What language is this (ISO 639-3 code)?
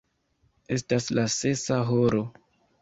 epo